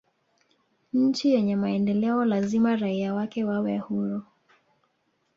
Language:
Swahili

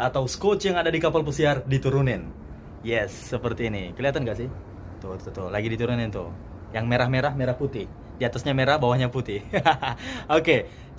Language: Indonesian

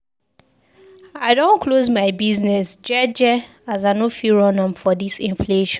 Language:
Nigerian Pidgin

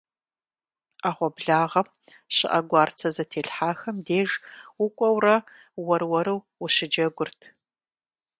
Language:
Kabardian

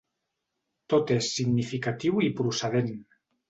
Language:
Catalan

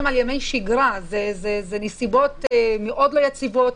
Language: Hebrew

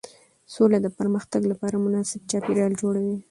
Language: Pashto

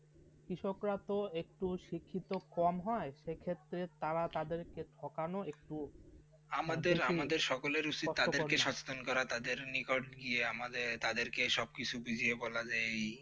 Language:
Bangla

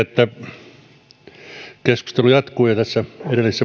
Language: Finnish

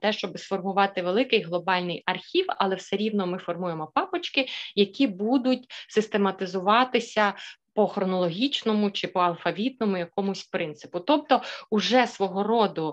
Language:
Ukrainian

